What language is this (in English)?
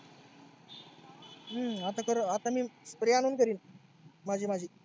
Marathi